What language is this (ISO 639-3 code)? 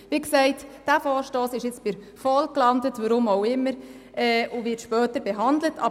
gsw